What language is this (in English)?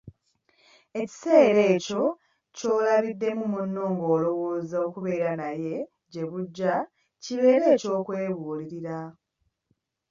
Ganda